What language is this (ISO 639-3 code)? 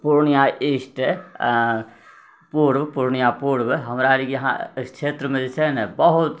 mai